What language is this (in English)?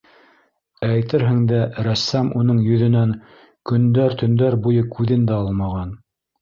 Bashkir